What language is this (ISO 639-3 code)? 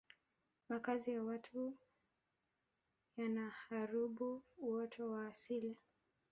swa